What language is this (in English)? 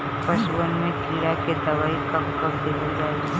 Bhojpuri